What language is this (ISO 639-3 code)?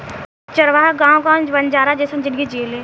bho